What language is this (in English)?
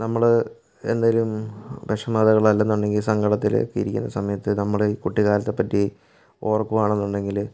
Malayalam